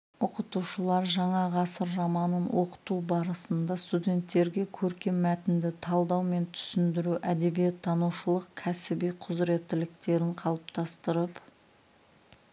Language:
Kazakh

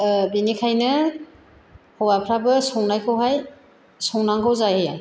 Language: Bodo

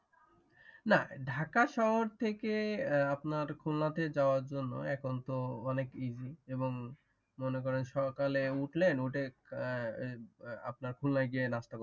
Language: Bangla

